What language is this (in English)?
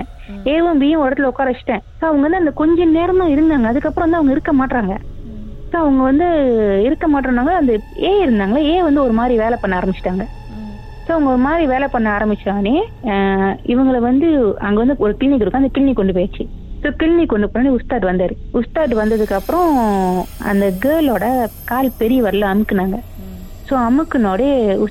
Tamil